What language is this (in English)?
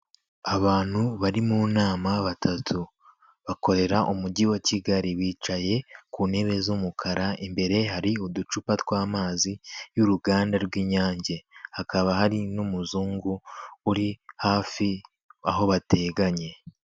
Kinyarwanda